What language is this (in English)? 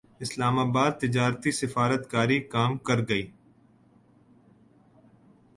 Urdu